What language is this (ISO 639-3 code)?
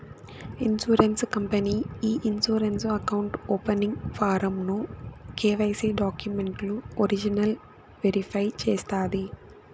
tel